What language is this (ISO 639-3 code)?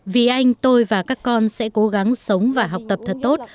vie